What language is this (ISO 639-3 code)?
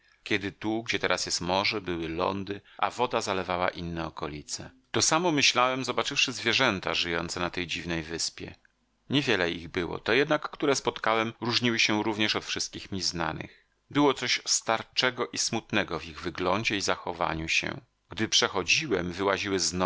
pol